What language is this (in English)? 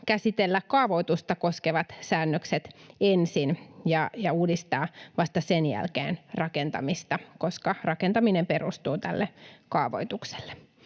Finnish